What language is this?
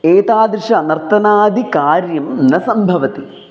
Sanskrit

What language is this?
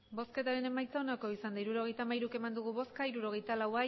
Basque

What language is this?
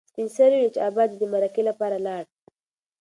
Pashto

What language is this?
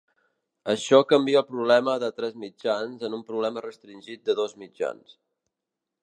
Catalan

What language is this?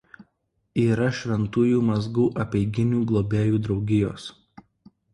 Lithuanian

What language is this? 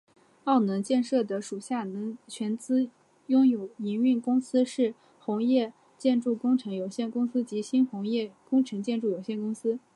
Chinese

